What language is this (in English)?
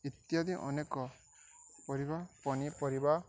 Odia